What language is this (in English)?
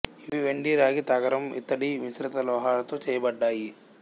Telugu